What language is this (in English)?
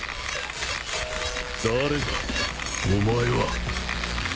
Japanese